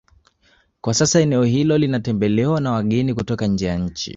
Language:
Swahili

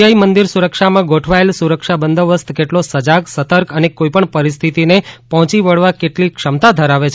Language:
Gujarati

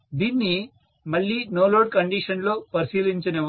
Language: Telugu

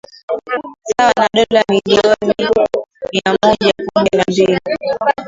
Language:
Swahili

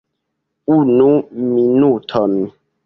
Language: Esperanto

